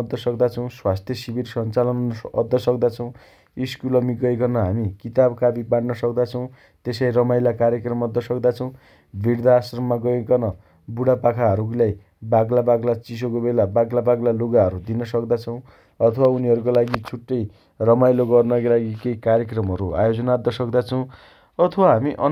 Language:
Dotyali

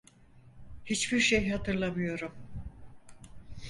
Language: Turkish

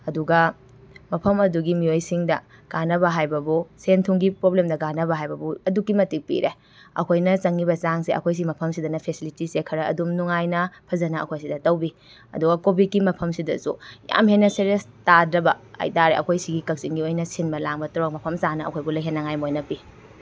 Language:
Manipuri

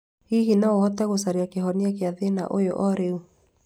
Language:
Kikuyu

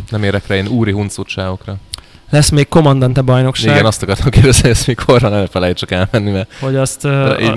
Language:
Hungarian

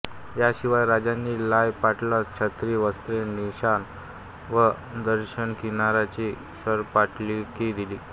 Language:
Marathi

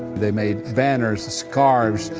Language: English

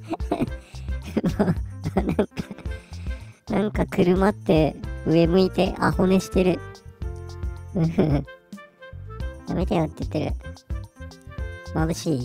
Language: Japanese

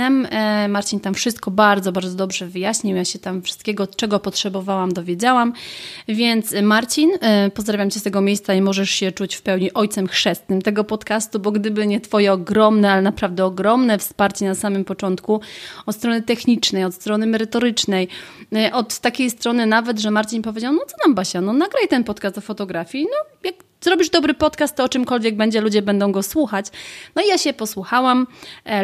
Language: Polish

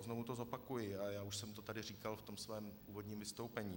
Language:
Czech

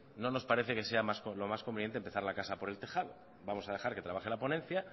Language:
Spanish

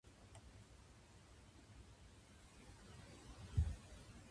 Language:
Japanese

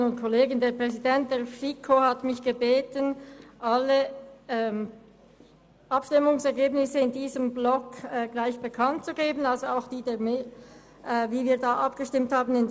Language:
Swiss German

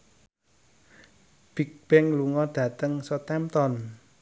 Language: Javanese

